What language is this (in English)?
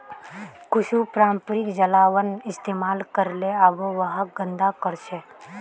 Magahi